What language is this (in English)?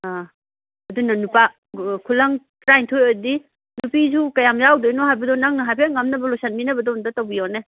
Manipuri